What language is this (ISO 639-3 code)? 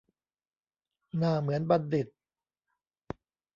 tha